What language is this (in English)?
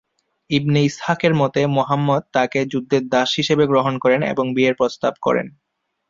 Bangla